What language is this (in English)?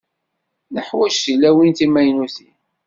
Kabyle